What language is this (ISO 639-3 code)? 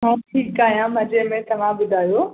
snd